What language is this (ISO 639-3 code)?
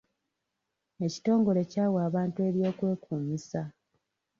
lug